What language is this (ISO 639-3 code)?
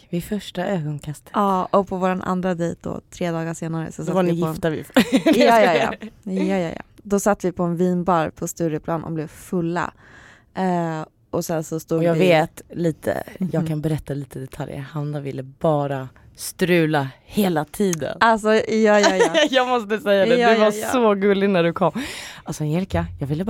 swe